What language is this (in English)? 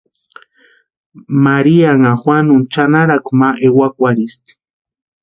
Western Highland Purepecha